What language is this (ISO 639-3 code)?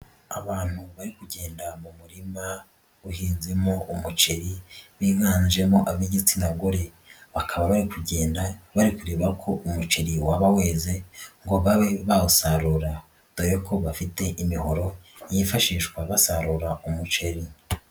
kin